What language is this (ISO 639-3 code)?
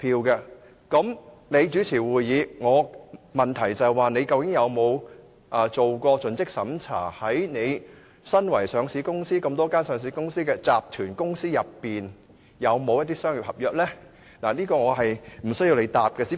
yue